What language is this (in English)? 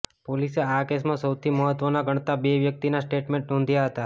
Gujarati